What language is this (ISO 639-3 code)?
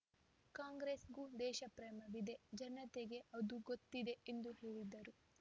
kan